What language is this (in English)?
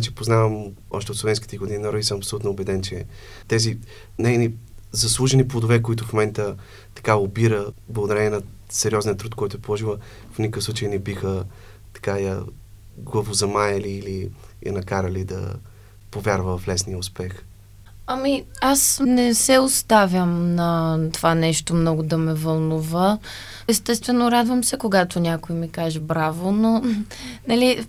Bulgarian